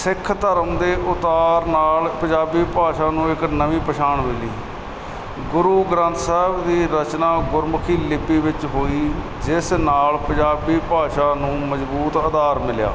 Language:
Punjabi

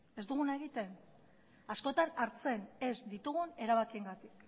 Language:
Basque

